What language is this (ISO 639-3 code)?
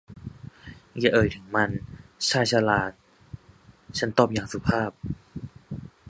tha